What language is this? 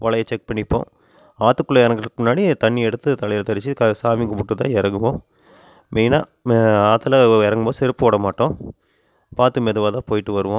Tamil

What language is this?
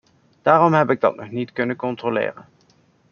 Dutch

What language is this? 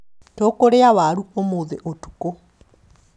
Kikuyu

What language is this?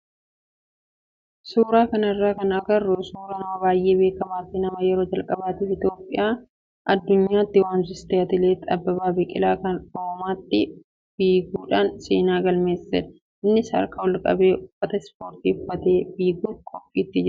Oromo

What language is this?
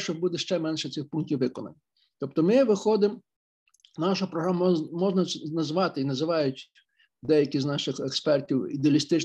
Ukrainian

